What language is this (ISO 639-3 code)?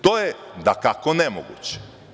srp